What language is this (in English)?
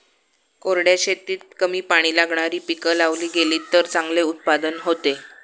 Marathi